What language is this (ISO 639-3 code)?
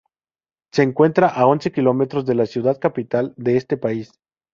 spa